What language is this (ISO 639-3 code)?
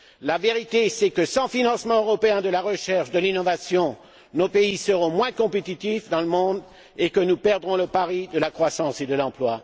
fra